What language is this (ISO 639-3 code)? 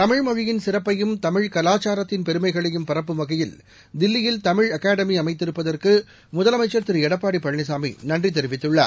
tam